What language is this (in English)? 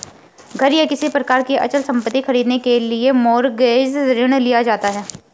Hindi